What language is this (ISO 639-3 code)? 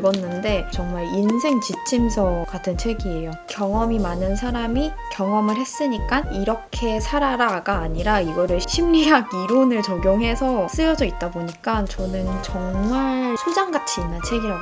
kor